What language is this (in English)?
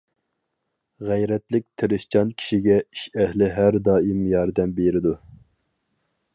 Uyghur